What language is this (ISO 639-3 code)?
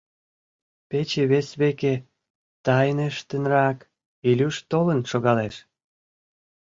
chm